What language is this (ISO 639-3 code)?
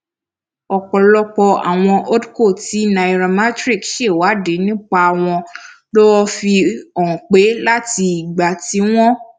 yor